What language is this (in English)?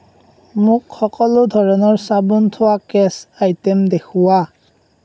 Assamese